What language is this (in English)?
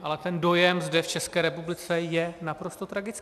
Czech